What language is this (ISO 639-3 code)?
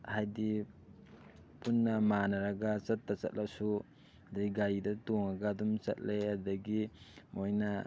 mni